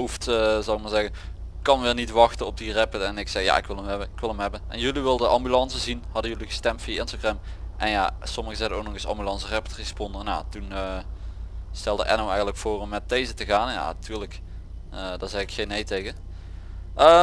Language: Dutch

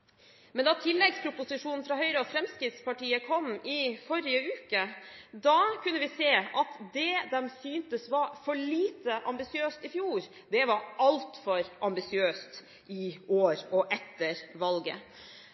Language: Norwegian Bokmål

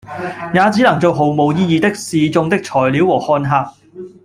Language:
Cantonese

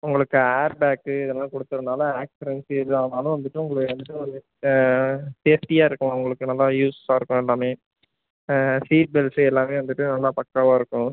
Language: Tamil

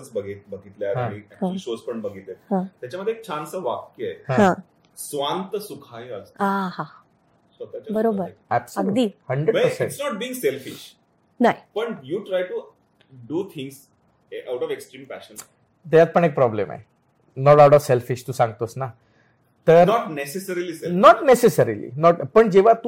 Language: Marathi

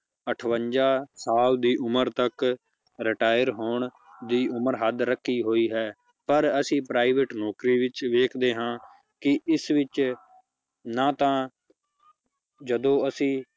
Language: Punjabi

